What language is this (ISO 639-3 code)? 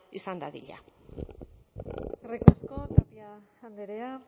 eus